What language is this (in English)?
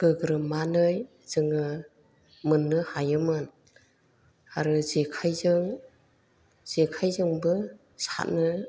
Bodo